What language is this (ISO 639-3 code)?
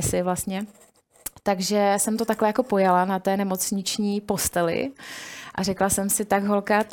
ces